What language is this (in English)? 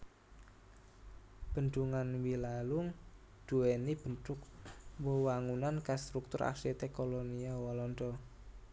Javanese